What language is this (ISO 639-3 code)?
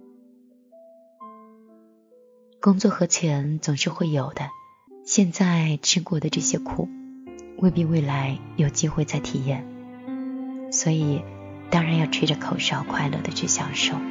zho